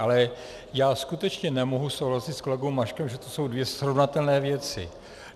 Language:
Czech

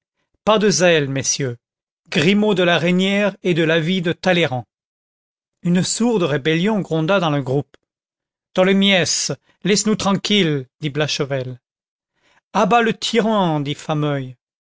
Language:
French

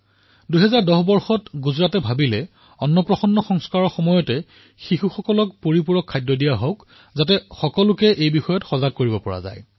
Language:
Assamese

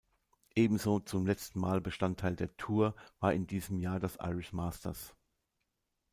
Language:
German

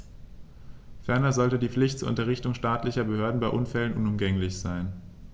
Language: German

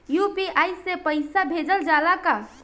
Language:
Bhojpuri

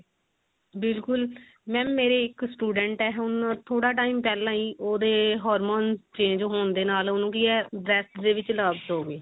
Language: Punjabi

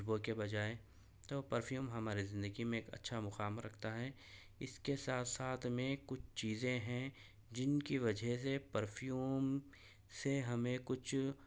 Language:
Urdu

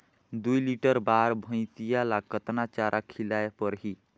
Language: Chhattisgarhi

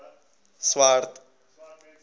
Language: Afrikaans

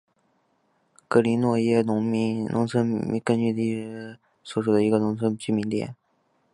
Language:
Chinese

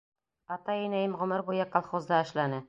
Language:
Bashkir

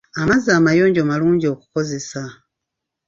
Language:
Ganda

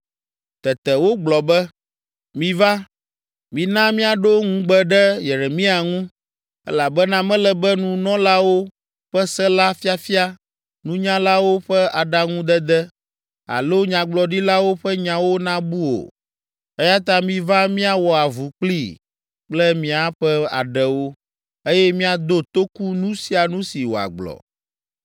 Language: Ewe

